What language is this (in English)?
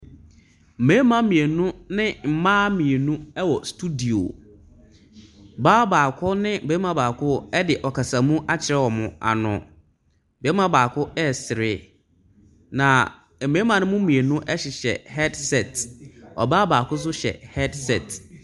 Akan